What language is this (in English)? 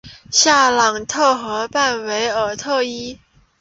Chinese